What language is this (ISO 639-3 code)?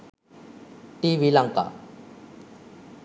sin